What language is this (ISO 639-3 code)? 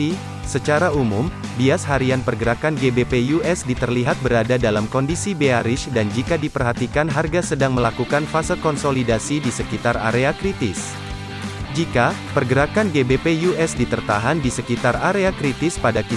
ind